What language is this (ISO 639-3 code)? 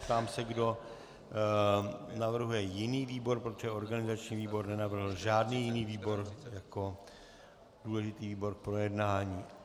ces